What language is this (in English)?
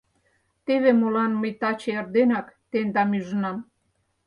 Mari